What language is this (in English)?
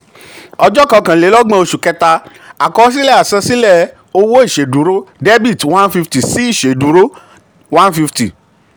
Yoruba